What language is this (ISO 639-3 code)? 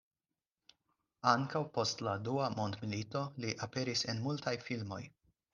epo